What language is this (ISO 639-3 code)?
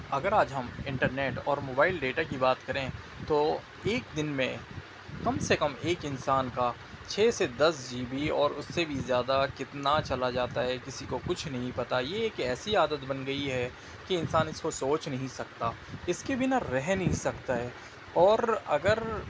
urd